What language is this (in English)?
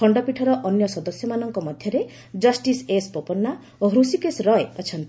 Odia